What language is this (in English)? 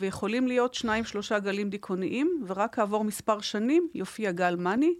Hebrew